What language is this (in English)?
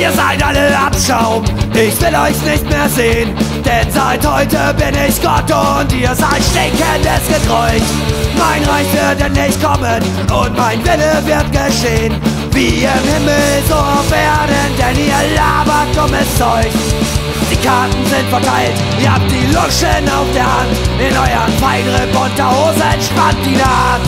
German